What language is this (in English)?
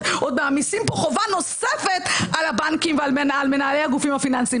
Hebrew